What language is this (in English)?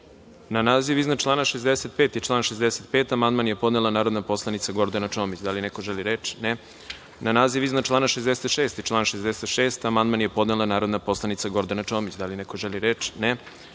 Serbian